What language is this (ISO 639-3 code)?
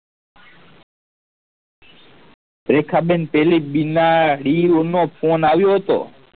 guj